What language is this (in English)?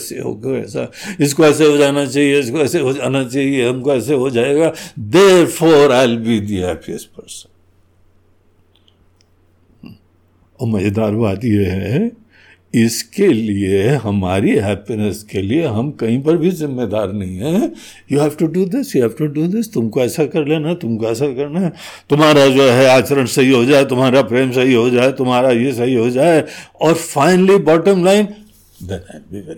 Hindi